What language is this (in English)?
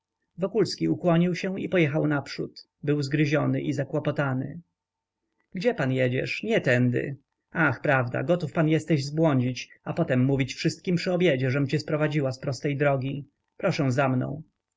Polish